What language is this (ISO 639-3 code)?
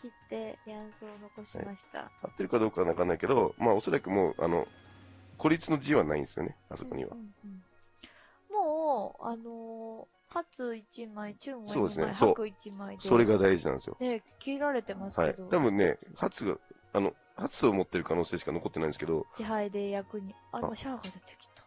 jpn